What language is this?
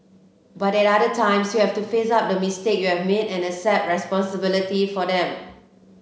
English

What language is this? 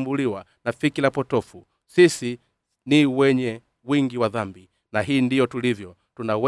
Swahili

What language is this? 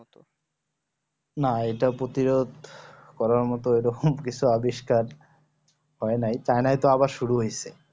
Bangla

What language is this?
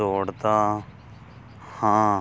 Punjabi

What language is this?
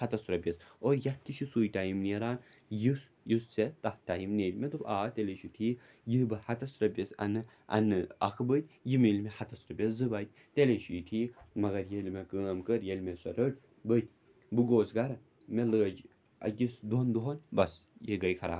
Kashmiri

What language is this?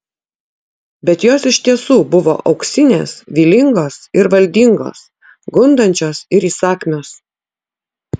Lithuanian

